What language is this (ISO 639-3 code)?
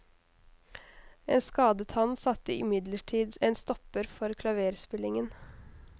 nor